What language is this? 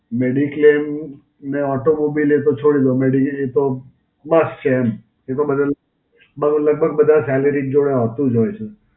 Gujarati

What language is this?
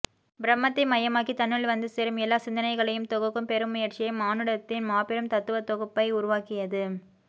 Tamil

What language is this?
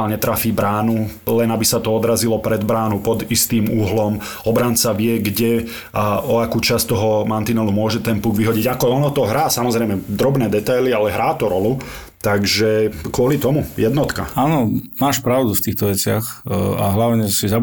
Slovak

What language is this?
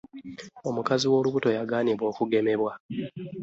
Ganda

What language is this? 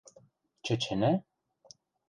Western Mari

